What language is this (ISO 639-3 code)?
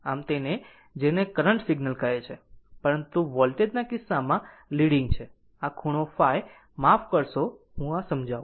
guj